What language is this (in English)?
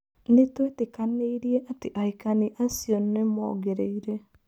Kikuyu